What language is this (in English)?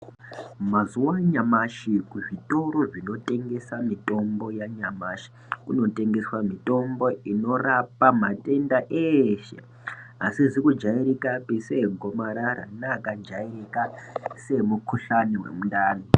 Ndau